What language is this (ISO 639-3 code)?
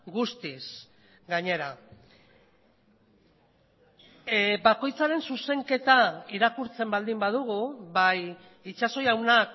eus